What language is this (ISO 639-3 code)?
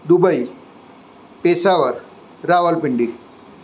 guj